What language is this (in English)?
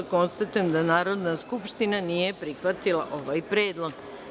Serbian